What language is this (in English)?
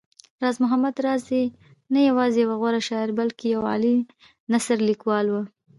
Pashto